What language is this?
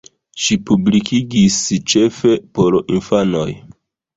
Esperanto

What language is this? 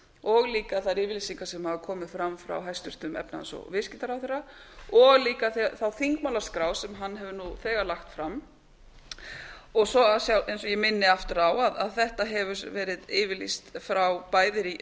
Icelandic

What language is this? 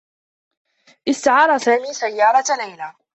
Arabic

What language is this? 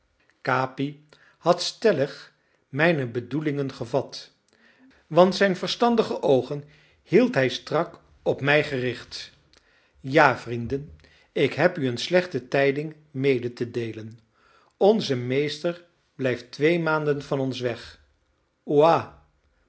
Dutch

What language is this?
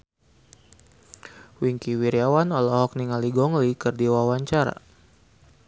Sundanese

